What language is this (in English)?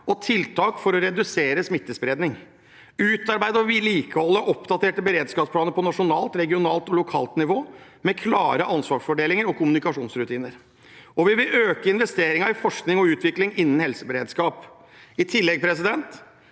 Norwegian